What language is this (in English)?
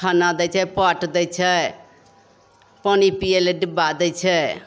Maithili